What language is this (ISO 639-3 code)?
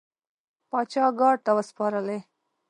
pus